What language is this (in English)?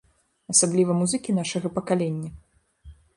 Belarusian